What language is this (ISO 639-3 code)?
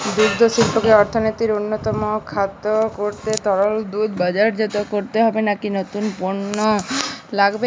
ben